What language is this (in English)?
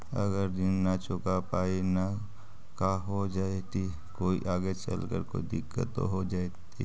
Magahi